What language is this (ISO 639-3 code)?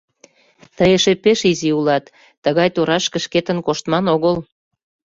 chm